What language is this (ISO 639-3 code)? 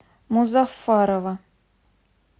rus